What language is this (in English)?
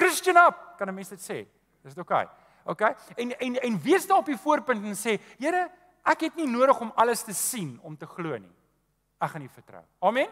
Dutch